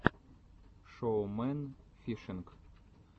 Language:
Russian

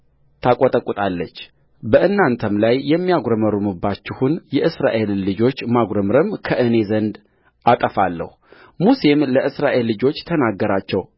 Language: Amharic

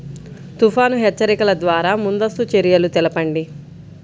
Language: Telugu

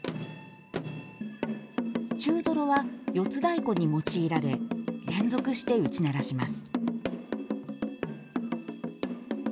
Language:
Japanese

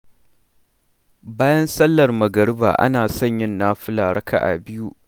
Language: Hausa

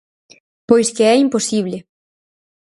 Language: Galician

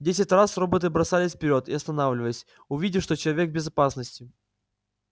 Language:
Russian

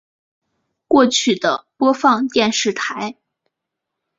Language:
Chinese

